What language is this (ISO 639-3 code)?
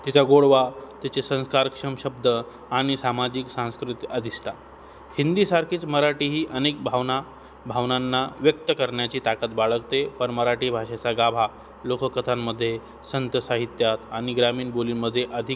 mar